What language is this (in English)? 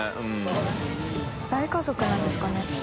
Japanese